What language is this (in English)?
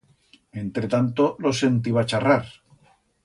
Aragonese